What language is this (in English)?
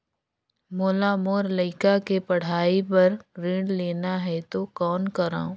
Chhattisgarhi